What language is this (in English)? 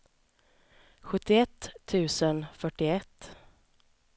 Swedish